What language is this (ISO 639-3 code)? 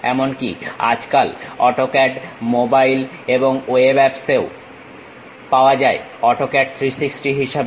ben